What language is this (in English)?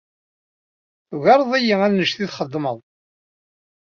Kabyle